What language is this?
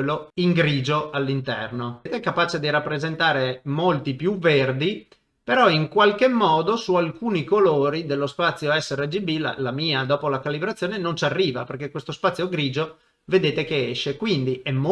Italian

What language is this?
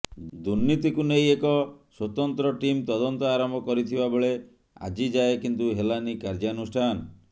Odia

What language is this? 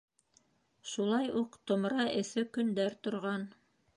Bashkir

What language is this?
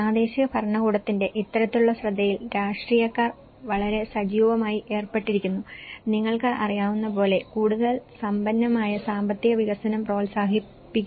Malayalam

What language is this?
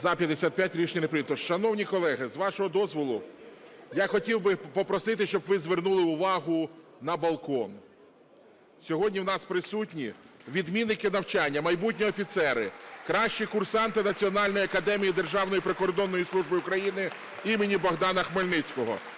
Ukrainian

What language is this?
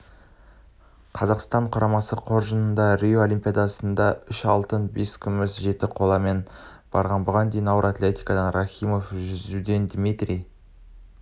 Kazakh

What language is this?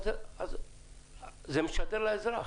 Hebrew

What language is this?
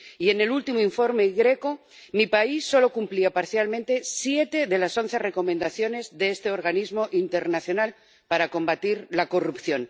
Spanish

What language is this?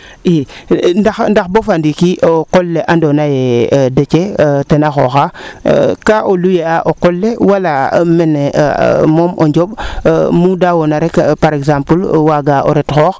Serer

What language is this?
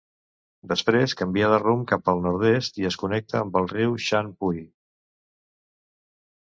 Catalan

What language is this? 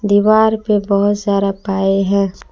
Hindi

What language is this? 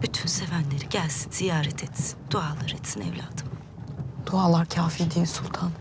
Turkish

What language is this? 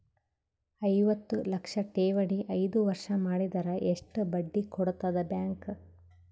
Kannada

